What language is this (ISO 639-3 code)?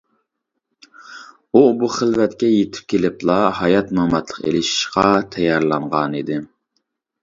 uig